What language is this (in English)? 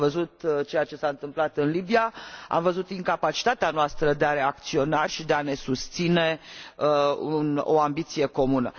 Romanian